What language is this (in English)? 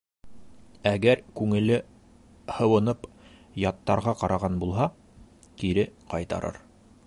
Bashkir